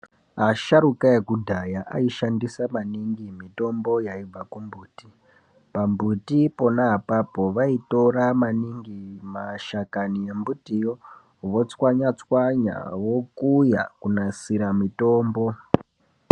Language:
Ndau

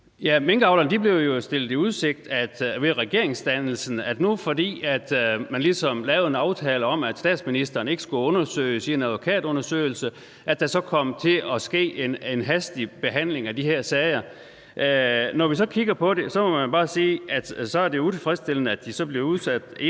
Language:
Danish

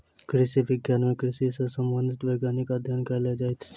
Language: Maithili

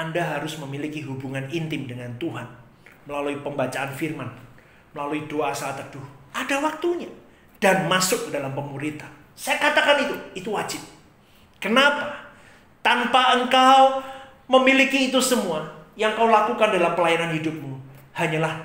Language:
Indonesian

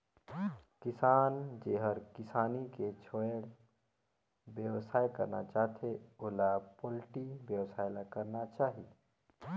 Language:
Chhattisgarhi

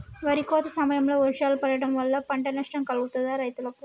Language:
Telugu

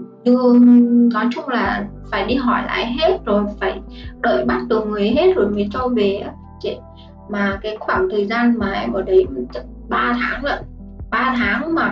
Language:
Vietnamese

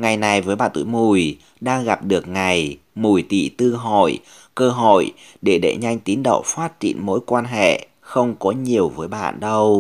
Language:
Vietnamese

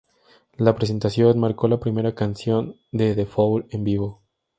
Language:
Spanish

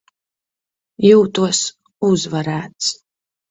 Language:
Latvian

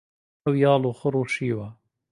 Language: Central Kurdish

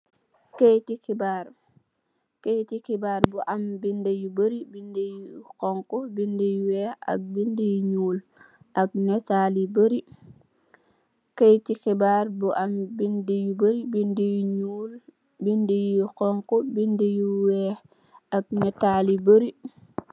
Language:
Wolof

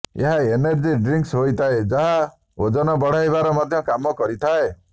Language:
Odia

